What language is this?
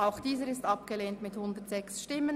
Swiss German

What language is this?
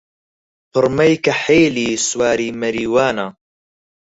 Central Kurdish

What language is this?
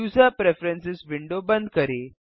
Hindi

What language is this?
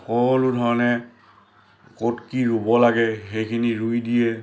Assamese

